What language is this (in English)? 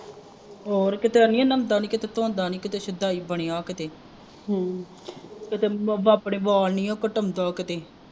Punjabi